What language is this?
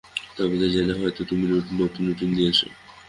Bangla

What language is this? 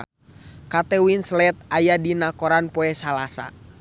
Sundanese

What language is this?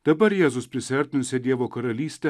Lithuanian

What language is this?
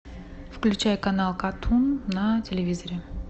Russian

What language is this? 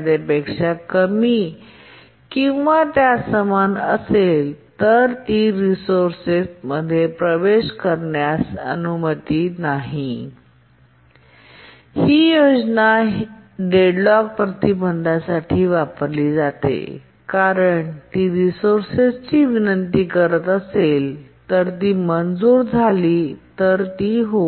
Marathi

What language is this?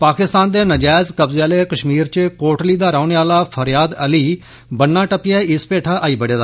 Dogri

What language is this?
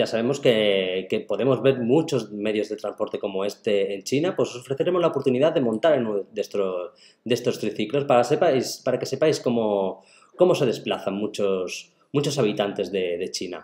Spanish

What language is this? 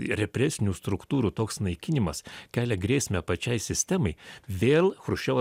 Lithuanian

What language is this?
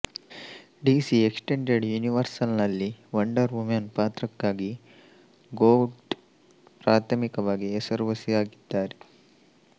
Kannada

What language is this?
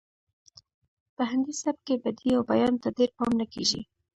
Pashto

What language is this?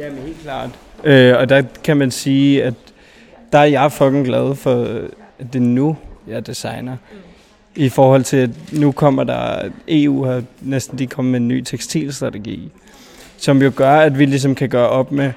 Danish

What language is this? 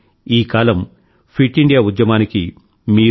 Telugu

